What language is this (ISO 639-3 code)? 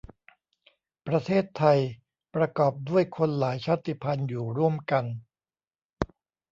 tha